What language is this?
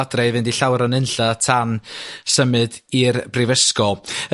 Welsh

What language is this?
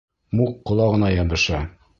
Bashkir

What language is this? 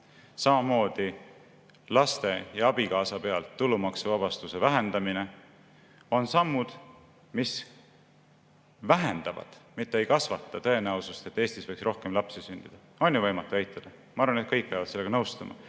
Estonian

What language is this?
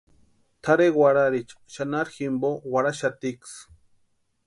Western Highland Purepecha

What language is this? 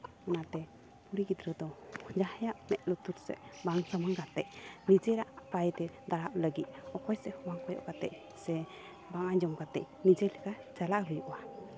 Santali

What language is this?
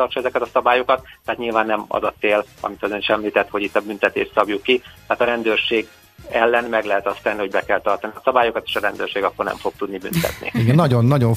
Hungarian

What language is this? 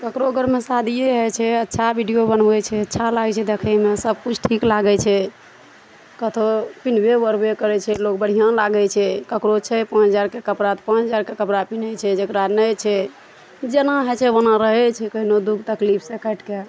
Maithili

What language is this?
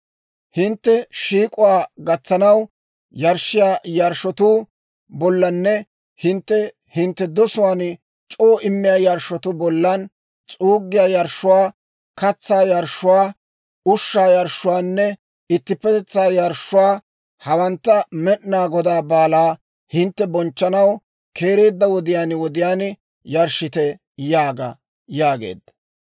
Dawro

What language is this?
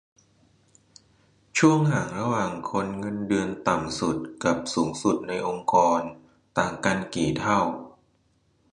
Thai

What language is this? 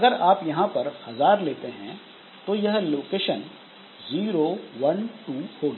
Hindi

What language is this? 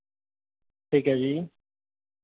Punjabi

